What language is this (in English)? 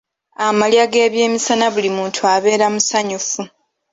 Ganda